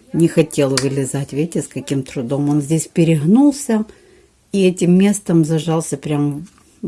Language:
Russian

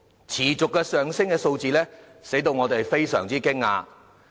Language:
Cantonese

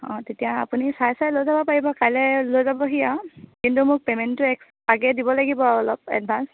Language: Assamese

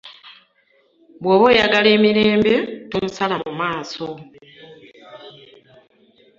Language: Ganda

